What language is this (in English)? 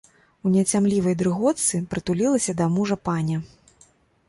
Belarusian